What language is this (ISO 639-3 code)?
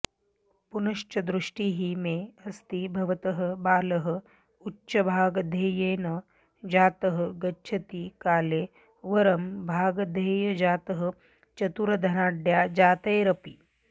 san